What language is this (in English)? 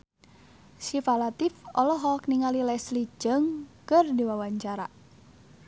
Sundanese